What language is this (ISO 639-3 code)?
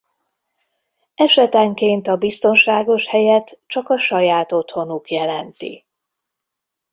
hun